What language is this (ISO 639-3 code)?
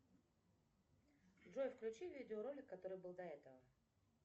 rus